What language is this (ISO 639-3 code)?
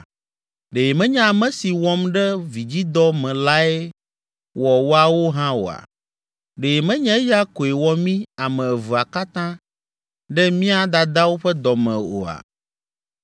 ewe